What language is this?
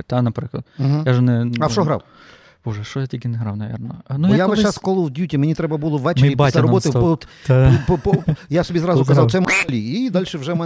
Ukrainian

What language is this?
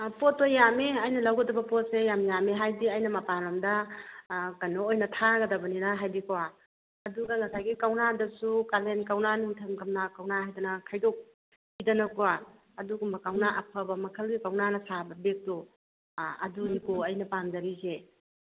Manipuri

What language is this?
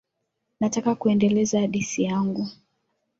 Swahili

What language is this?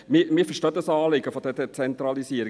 Swiss German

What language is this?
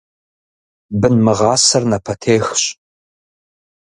Kabardian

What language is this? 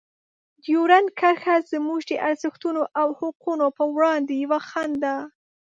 Pashto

